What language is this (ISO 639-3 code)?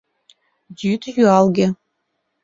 chm